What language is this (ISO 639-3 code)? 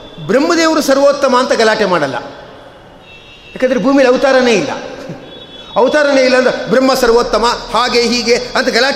kan